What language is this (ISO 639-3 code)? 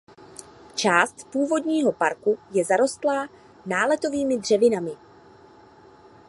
ces